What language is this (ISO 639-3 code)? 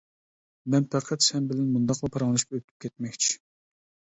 uig